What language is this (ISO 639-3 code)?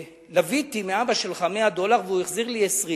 heb